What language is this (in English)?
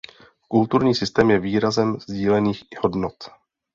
Czech